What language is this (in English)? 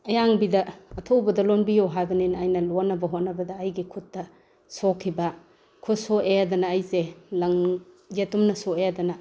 Manipuri